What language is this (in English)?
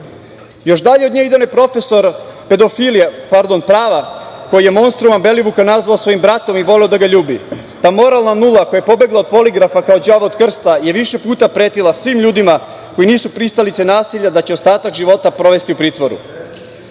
Serbian